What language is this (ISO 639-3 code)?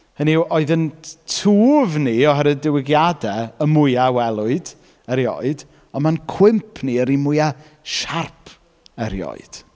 cym